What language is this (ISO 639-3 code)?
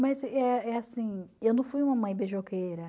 por